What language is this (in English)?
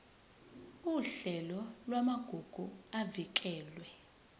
Zulu